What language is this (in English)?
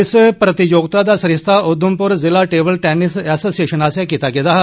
Dogri